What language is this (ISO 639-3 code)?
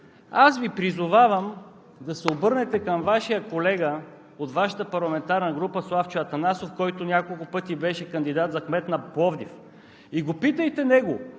bul